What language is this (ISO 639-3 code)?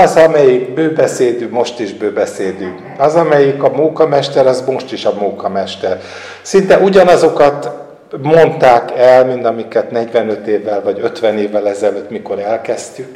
hun